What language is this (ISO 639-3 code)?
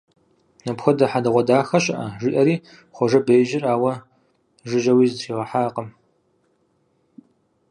kbd